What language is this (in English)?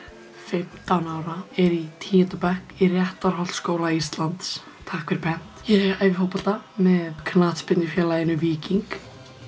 Icelandic